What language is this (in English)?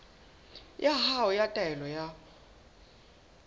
Southern Sotho